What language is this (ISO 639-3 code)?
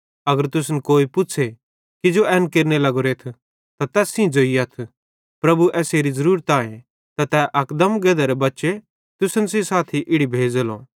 bhd